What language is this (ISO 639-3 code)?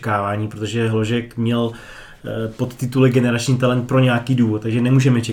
ces